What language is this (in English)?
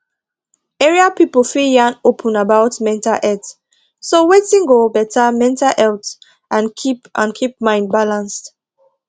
Nigerian Pidgin